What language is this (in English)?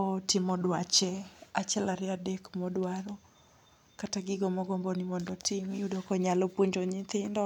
Luo (Kenya and Tanzania)